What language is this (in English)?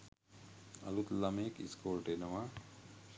Sinhala